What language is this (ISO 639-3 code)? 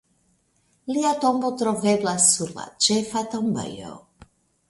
epo